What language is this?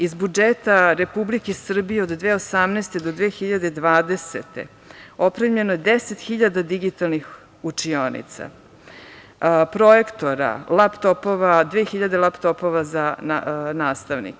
Serbian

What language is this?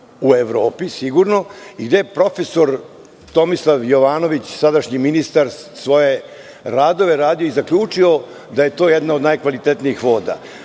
Serbian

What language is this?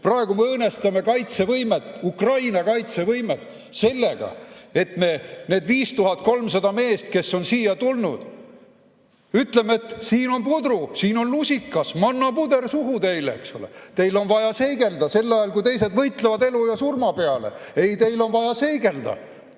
Estonian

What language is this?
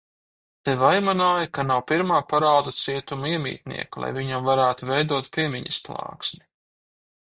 Latvian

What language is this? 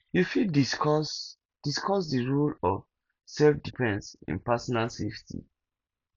Nigerian Pidgin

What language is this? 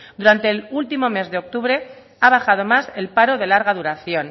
Spanish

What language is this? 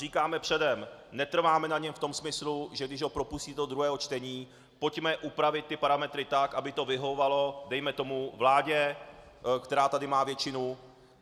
Czech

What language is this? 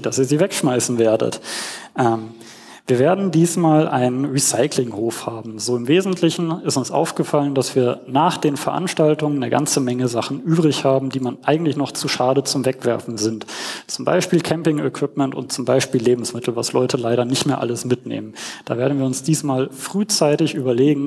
German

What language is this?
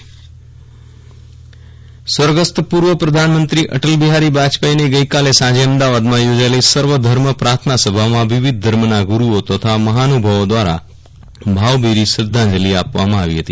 Gujarati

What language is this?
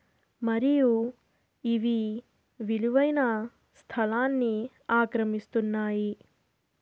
Telugu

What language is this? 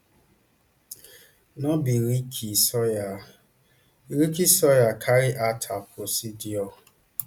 Nigerian Pidgin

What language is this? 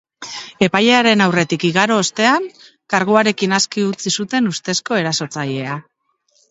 Basque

